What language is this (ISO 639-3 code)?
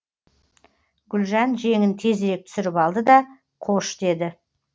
kaz